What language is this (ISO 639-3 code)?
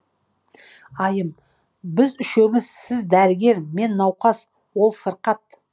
kaz